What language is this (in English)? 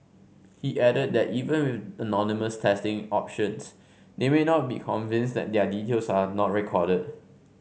English